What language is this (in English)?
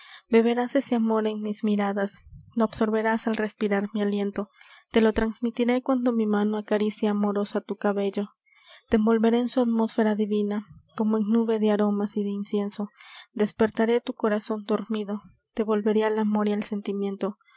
Spanish